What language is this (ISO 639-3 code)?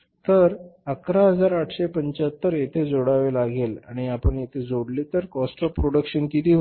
mar